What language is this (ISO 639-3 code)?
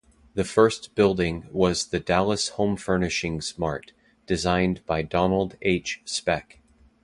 eng